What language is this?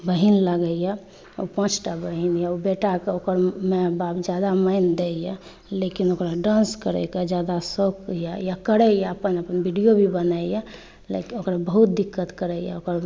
Maithili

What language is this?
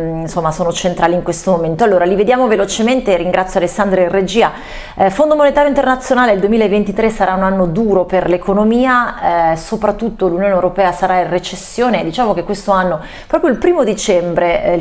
Italian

